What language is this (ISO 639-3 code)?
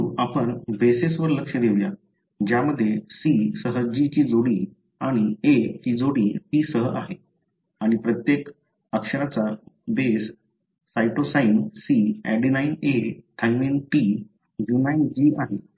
mar